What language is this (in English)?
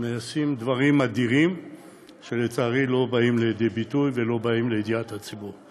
Hebrew